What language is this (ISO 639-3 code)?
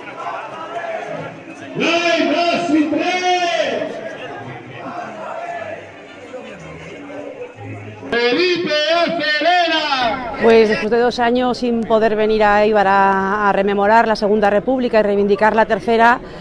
spa